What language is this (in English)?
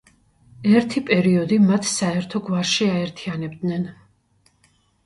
Georgian